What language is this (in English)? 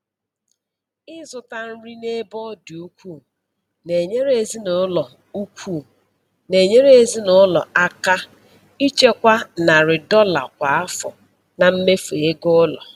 Igbo